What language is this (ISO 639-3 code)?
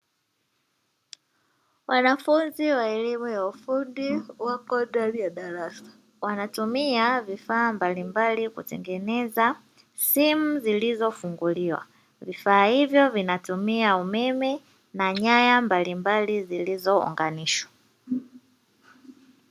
swa